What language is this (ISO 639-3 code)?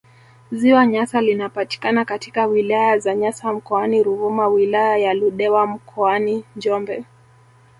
swa